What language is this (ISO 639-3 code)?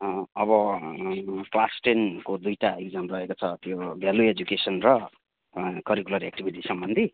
nep